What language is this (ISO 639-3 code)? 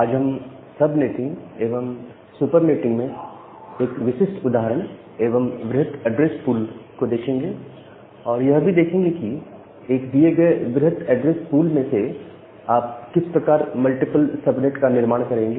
hin